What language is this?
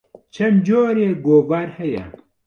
Central Kurdish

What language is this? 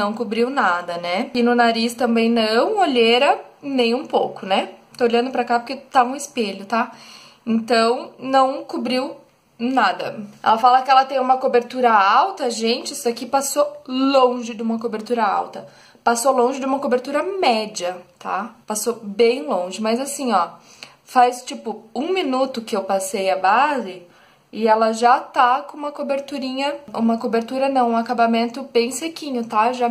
Portuguese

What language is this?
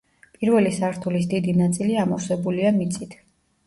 Georgian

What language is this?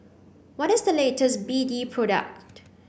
English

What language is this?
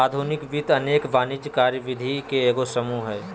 Magahi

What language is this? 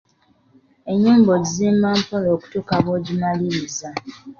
Ganda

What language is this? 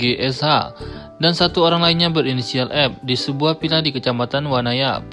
Indonesian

